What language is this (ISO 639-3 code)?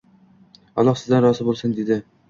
uzb